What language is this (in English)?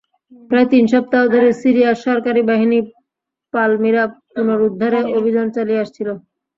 Bangla